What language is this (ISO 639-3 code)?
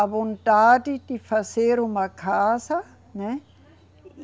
por